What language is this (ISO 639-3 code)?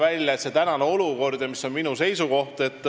est